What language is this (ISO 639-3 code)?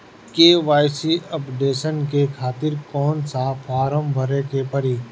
bho